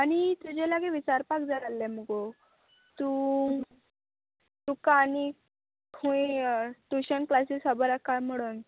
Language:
Konkani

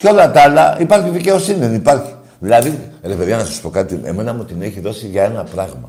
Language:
Greek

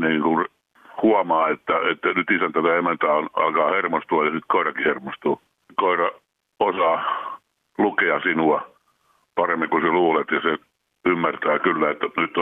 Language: Finnish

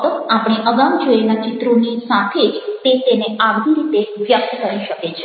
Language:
Gujarati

